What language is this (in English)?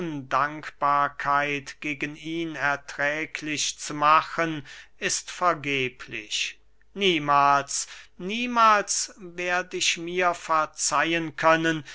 German